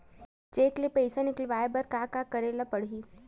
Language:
Chhattisgarhi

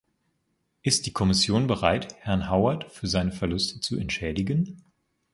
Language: German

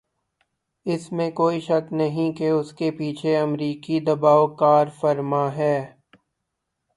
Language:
Urdu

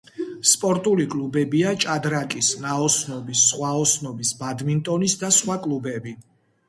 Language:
Georgian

